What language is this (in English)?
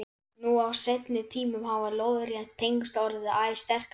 Icelandic